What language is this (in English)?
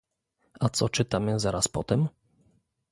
Polish